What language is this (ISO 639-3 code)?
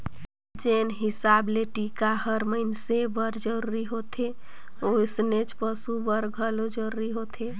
hne